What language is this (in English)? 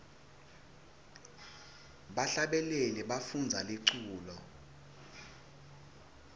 Swati